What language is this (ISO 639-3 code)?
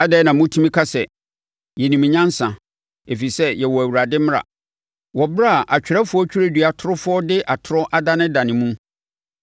aka